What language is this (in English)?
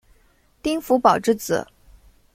Chinese